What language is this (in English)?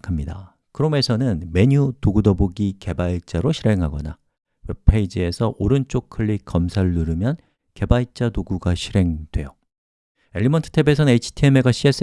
Korean